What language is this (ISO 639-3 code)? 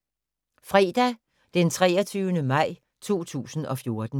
dan